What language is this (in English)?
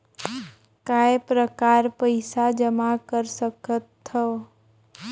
Chhattisgarhi